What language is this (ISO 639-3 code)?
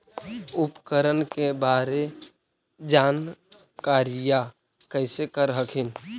mag